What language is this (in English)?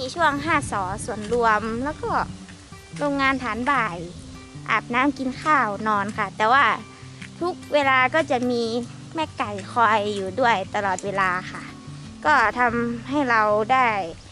Thai